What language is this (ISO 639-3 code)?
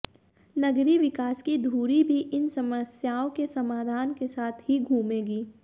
hin